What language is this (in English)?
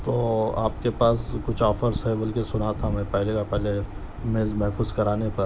Urdu